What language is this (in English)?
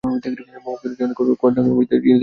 Bangla